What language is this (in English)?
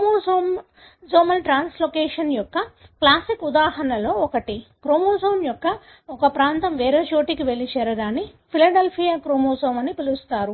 Telugu